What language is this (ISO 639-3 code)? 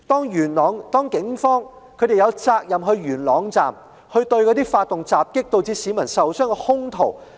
yue